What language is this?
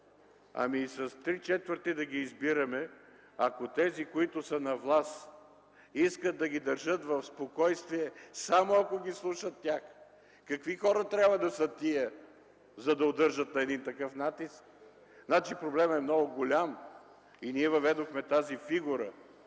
Bulgarian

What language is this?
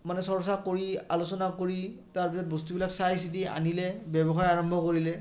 Assamese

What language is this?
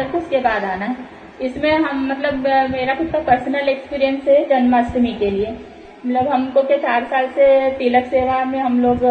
Hindi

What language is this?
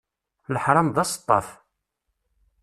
Kabyle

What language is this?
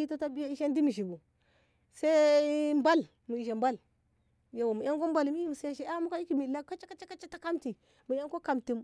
Ngamo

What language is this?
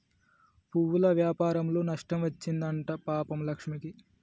Telugu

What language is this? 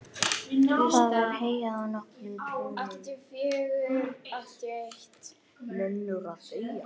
Icelandic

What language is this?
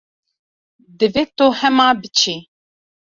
Kurdish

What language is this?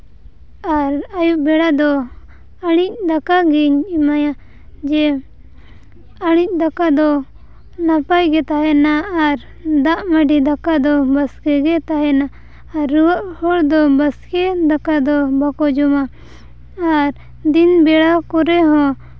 Santali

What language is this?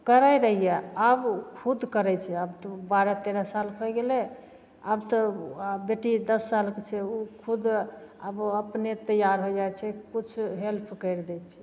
Maithili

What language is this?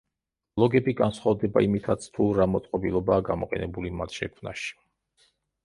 Georgian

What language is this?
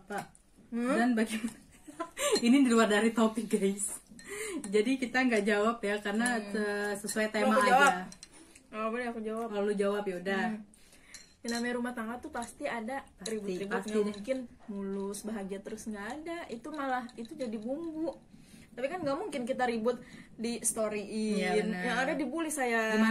Indonesian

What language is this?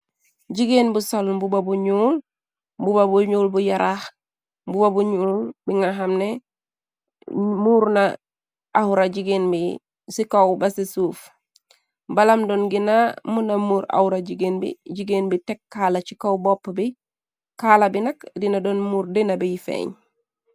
Wolof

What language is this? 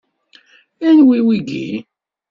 Kabyle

